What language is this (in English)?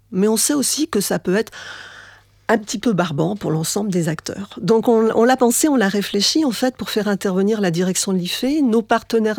French